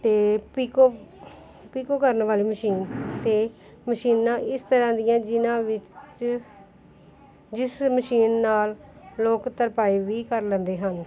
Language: Punjabi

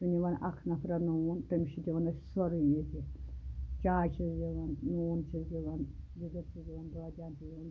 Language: Kashmiri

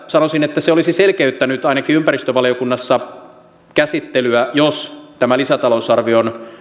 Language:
Finnish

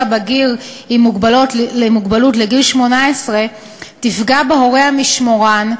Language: Hebrew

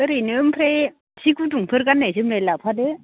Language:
Bodo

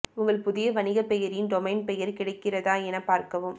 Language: Tamil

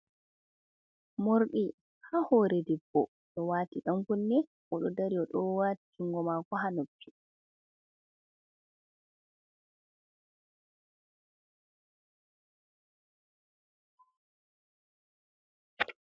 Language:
Fula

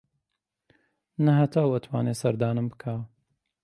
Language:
Central Kurdish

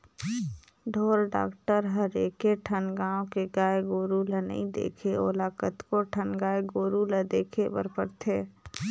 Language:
Chhattisgarhi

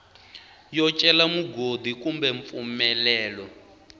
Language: Tsonga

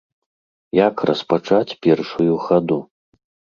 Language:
Belarusian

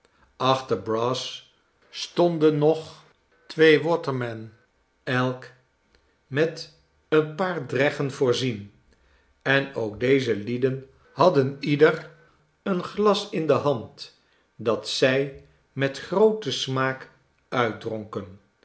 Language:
Dutch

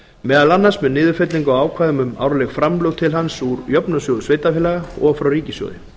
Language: Icelandic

